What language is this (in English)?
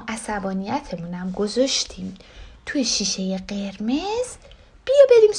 Persian